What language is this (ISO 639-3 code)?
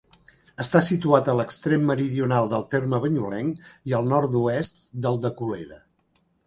cat